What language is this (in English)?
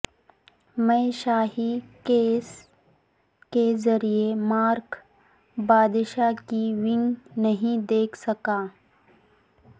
Urdu